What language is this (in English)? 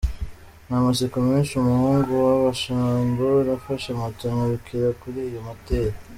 Kinyarwanda